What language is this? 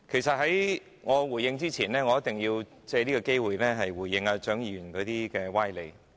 Cantonese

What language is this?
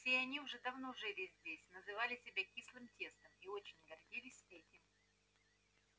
Russian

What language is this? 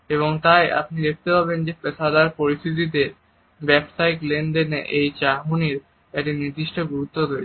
Bangla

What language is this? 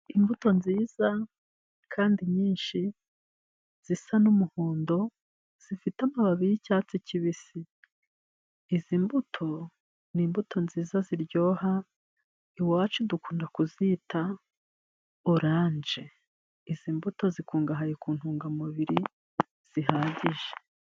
Kinyarwanda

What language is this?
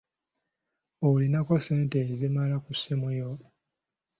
Ganda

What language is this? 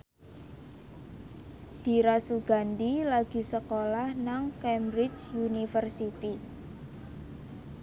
Javanese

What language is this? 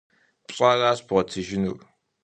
Kabardian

